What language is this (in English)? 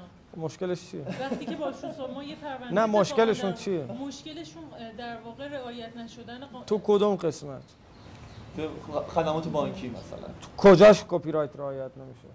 Persian